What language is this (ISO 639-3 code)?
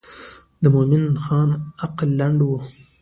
pus